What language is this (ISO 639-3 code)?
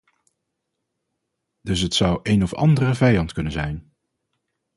nld